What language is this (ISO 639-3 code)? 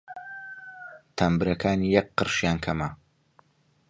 ckb